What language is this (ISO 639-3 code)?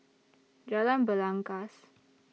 eng